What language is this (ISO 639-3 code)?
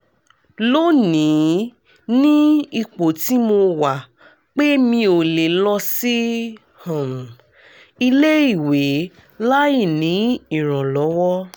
yor